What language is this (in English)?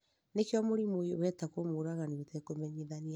Kikuyu